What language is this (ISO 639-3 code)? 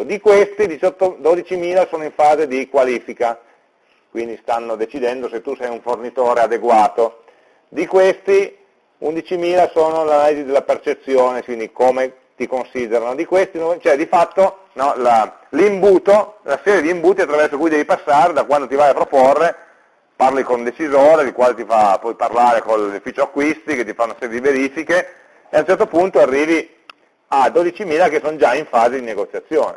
ita